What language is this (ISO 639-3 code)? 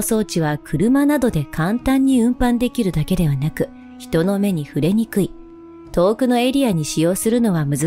jpn